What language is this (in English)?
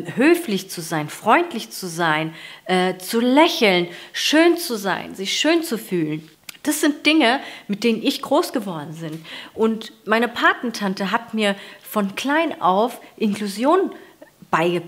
German